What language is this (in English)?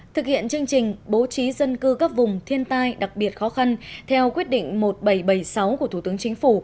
Vietnamese